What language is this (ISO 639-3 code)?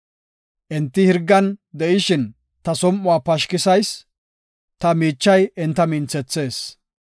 gof